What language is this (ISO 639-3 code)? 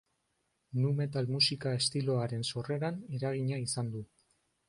eus